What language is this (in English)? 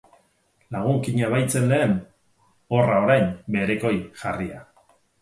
Basque